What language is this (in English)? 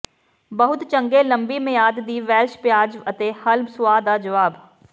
Punjabi